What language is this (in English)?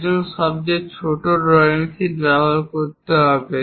Bangla